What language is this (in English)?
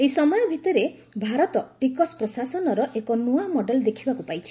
Odia